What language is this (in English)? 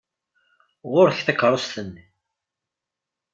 Kabyle